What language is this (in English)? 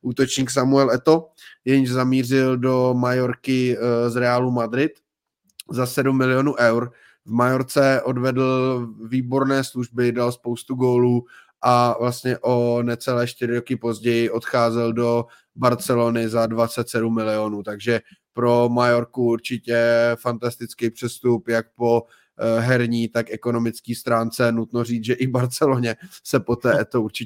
Czech